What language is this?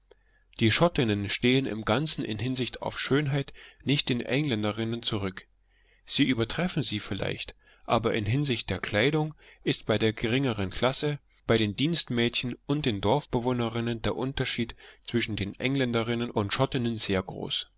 German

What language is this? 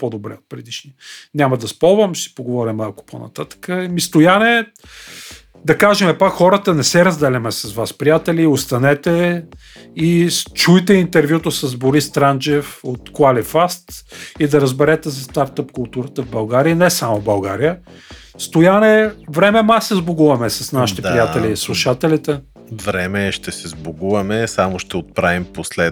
Bulgarian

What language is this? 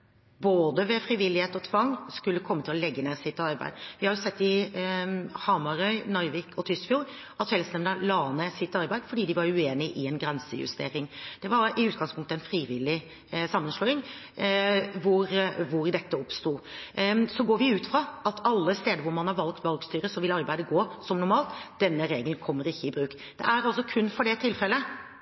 Norwegian Bokmål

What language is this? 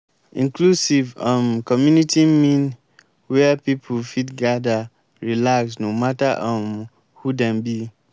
Nigerian Pidgin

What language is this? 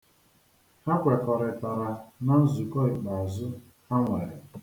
Igbo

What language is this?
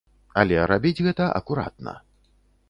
Belarusian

